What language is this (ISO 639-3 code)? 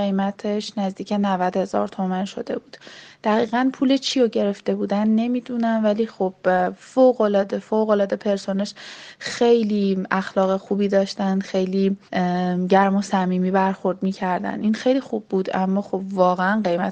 fas